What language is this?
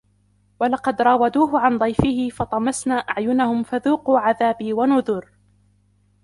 Arabic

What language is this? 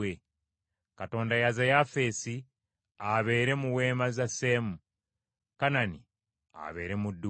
Ganda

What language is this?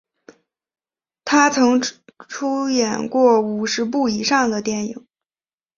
Chinese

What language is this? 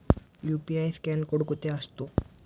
Marathi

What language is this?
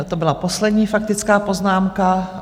Czech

